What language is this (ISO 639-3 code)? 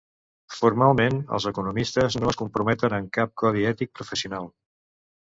cat